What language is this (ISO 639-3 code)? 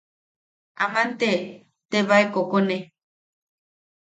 yaq